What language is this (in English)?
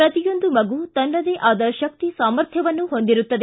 Kannada